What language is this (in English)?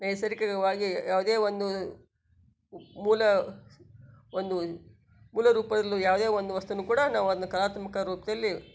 Kannada